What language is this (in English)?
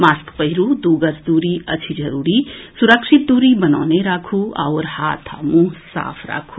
Maithili